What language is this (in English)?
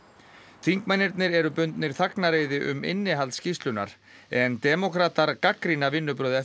Icelandic